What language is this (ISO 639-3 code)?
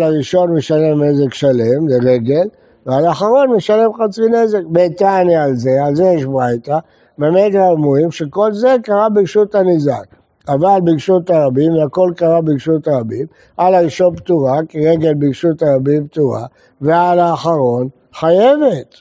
heb